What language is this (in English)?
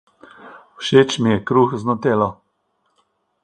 Slovenian